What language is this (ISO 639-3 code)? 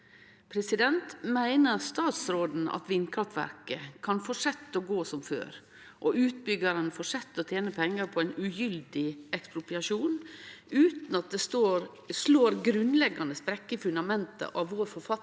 nor